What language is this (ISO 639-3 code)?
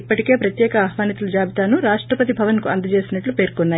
tel